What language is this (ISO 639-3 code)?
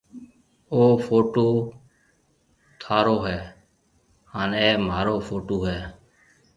mve